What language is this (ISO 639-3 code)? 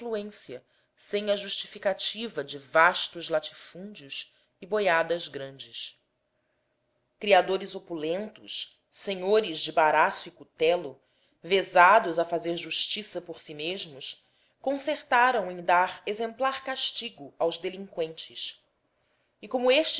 por